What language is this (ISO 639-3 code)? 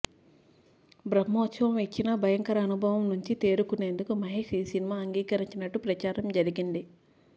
tel